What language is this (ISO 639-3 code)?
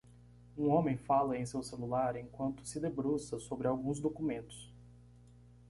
por